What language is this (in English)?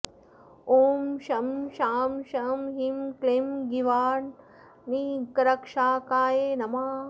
Sanskrit